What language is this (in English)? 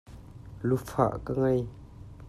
Hakha Chin